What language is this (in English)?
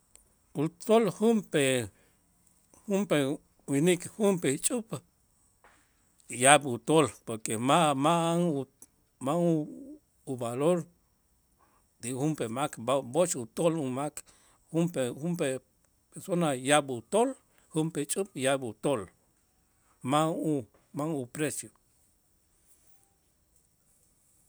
Itzá